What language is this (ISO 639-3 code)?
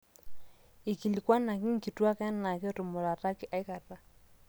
mas